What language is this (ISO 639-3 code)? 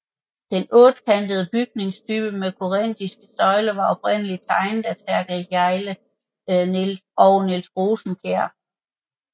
dan